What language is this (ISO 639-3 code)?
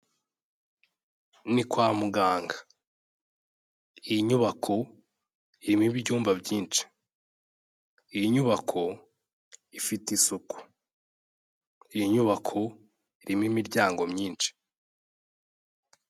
kin